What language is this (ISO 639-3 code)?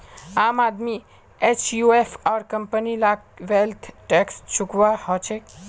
mag